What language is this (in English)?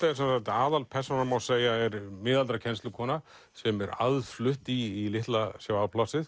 Icelandic